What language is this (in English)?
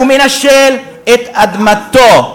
Hebrew